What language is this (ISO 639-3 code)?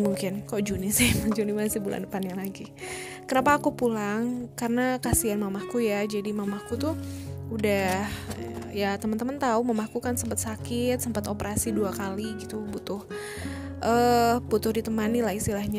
ind